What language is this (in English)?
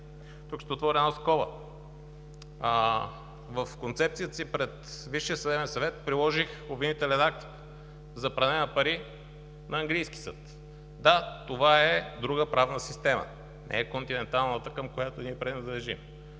Bulgarian